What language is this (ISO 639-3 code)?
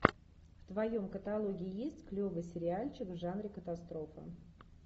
rus